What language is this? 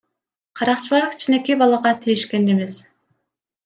Kyrgyz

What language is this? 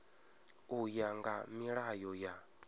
Venda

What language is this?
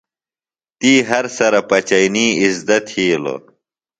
Phalura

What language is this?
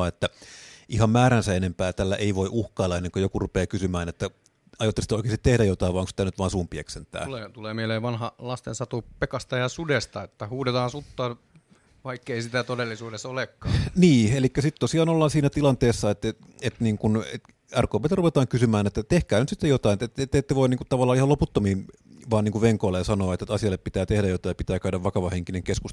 Finnish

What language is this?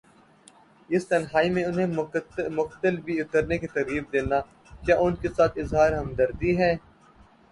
Urdu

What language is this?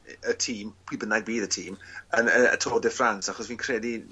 Welsh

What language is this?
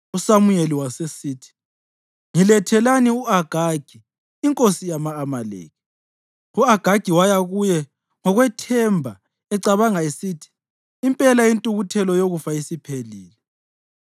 North Ndebele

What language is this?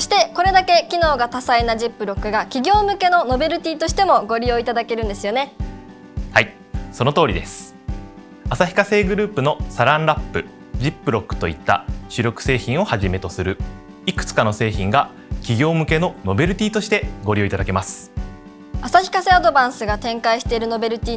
Japanese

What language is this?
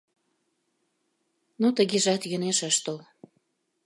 Mari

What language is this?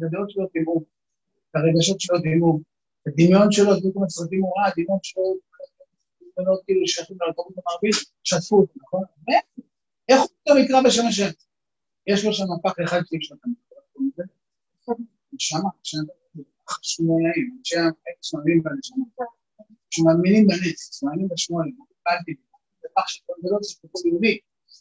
Hebrew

